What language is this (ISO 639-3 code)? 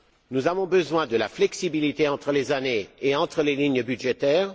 fra